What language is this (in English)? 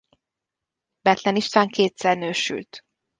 Hungarian